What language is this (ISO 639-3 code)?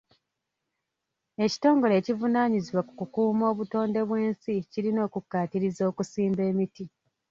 lug